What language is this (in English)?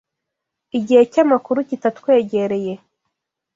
Kinyarwanda